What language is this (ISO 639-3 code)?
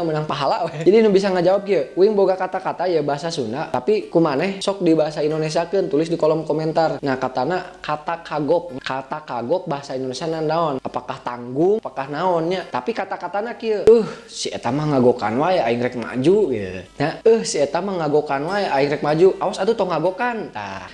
ind